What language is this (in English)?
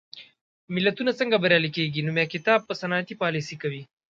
Pashto